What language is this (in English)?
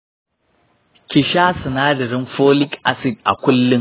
Hausa